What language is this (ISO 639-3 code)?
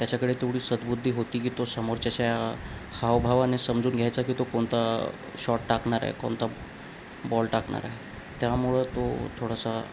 mar